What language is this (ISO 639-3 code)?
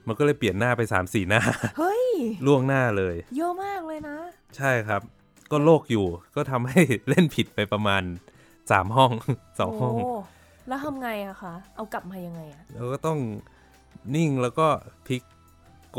tha